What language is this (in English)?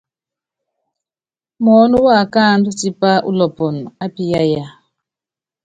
Yangben